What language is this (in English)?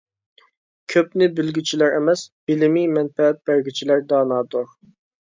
Uyghur